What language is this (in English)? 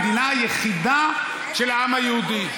Hebrew